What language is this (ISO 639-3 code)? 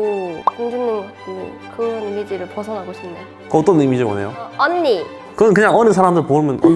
kor